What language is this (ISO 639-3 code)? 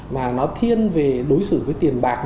vie